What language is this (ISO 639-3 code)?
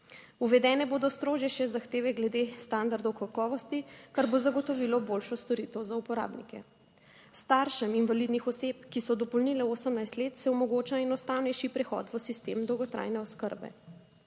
slv